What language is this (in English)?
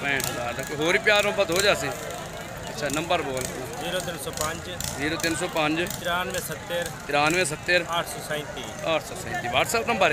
Hindi